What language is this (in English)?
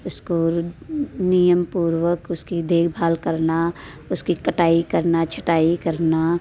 Hindi